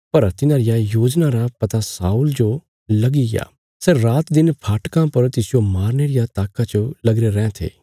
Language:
Bilaspuri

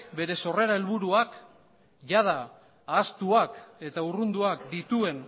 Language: Basque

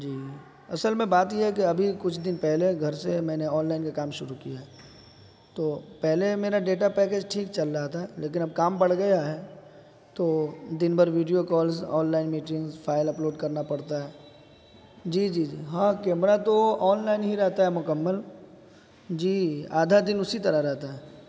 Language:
Urdu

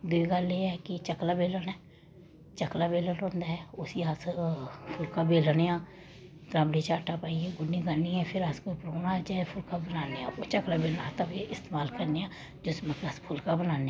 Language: Dogri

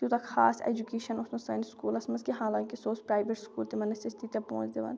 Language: Kashmiri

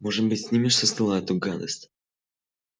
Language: Russian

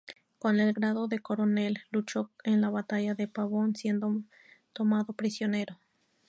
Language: Spanish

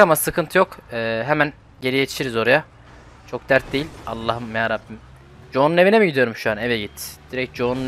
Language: Turkish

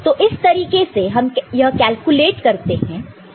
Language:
Hindi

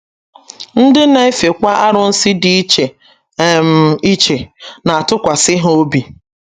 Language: Igbo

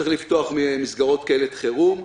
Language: Hebrew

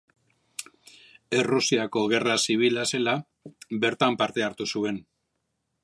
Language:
Basque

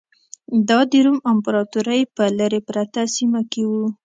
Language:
Pashto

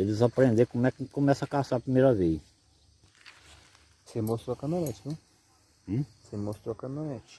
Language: Portuguese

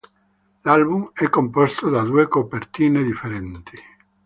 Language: Italian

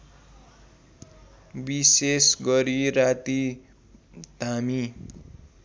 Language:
Nepali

